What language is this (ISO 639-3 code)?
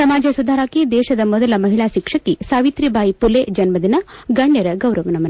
kan